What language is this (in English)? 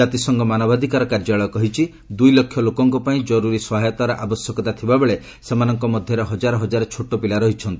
Odia